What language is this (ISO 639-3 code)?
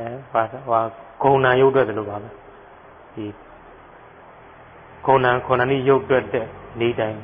tha